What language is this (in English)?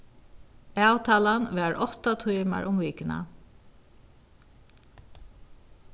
Faroese